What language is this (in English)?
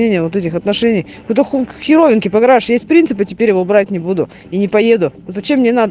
Russian